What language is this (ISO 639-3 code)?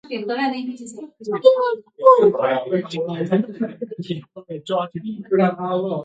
zho